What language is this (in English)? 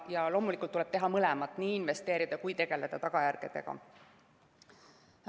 Estonian